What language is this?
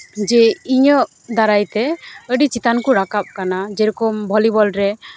Santali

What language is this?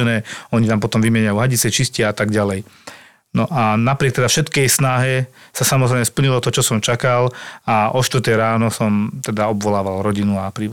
Slovak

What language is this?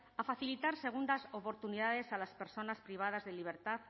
Spanish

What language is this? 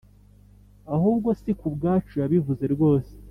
Kinyarwanda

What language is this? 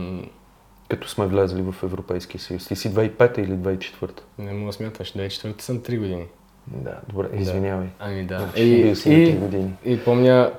Bulgarian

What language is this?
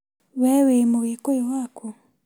Kikuyu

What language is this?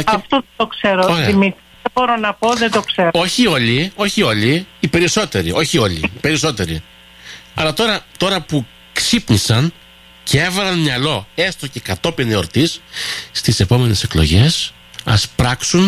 Greek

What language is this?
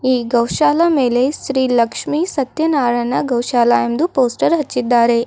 Kannada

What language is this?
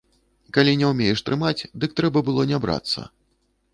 Belarusian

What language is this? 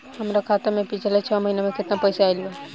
Bhojpuri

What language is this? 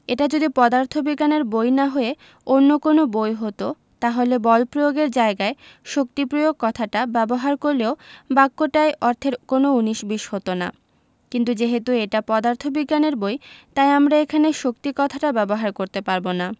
Bangla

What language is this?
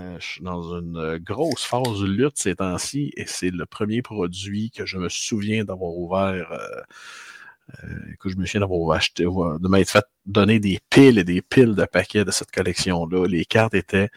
French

